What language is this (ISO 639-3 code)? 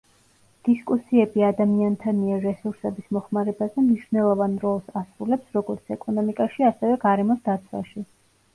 kat